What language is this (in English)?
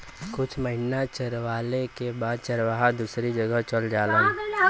Bhojpuri